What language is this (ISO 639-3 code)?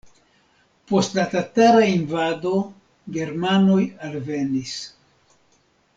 epo